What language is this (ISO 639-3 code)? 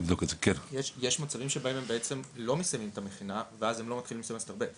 heb